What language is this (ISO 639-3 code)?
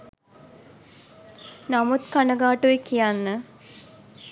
sin